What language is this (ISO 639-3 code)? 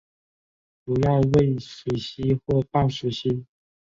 zho